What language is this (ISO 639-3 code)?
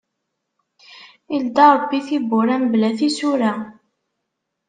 kab